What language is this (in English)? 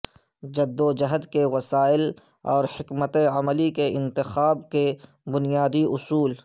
Urdu